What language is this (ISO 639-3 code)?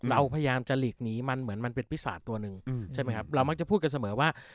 tha